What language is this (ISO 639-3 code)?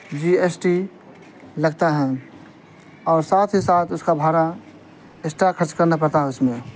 urd